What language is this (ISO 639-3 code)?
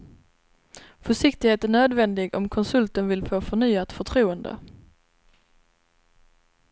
swe